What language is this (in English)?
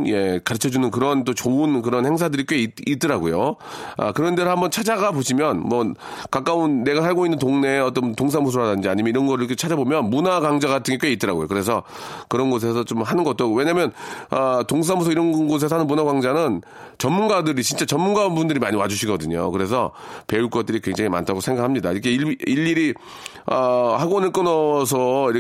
Korean